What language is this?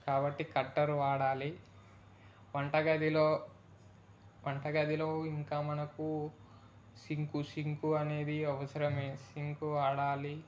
Telugu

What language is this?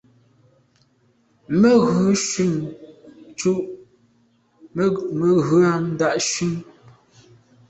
Medumba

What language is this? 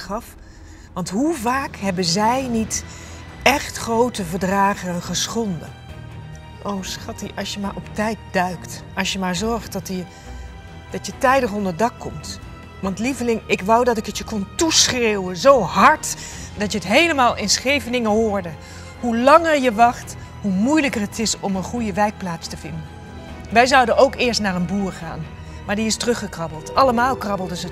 Dutch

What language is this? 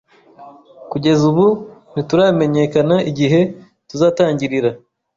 Kinyarwanda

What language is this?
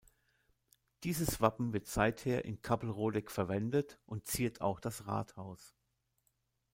German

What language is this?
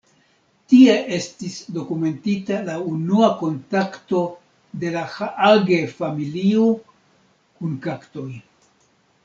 Esperanto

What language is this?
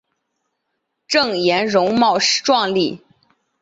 Chinese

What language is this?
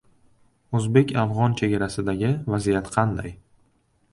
Uzbek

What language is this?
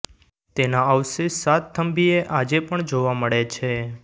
Gujarati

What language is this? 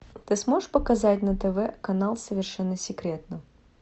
Russian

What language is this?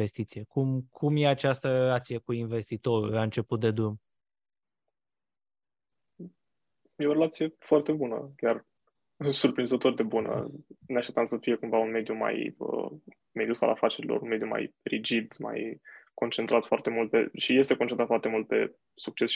Romanian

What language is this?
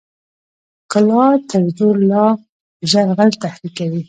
Pashto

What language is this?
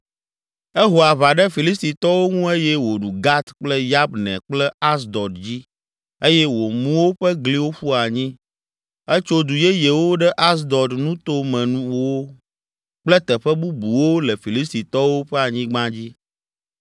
Ewe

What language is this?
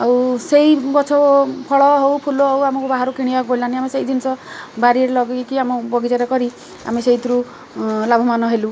Odia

